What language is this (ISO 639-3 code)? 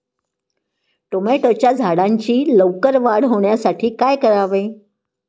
mar